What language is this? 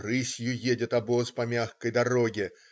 Russian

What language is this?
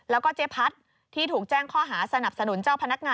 Thai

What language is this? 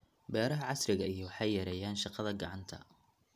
Somali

